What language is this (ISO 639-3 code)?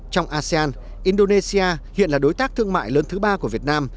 vie